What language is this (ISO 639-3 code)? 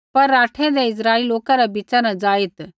kfx